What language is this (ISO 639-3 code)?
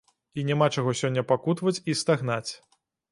bel